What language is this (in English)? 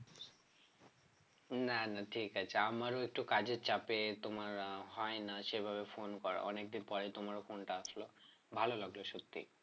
Bangla